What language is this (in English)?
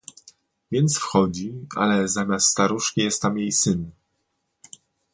Polish